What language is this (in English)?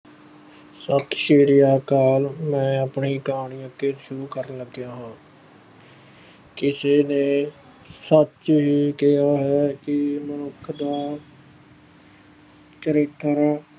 Punjabi